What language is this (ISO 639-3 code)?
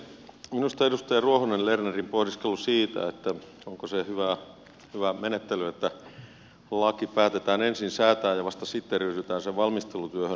fin